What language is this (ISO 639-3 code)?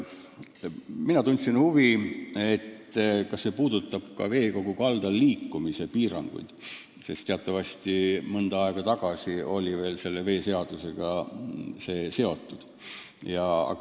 est